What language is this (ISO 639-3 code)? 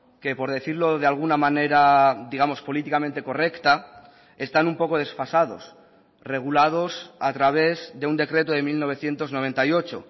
spa